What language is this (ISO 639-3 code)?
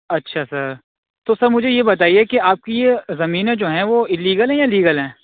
urd